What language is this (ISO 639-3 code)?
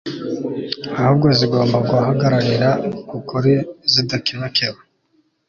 kin